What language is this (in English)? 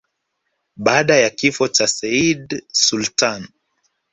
Swahili